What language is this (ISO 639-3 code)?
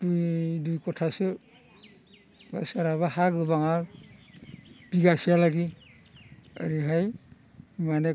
brx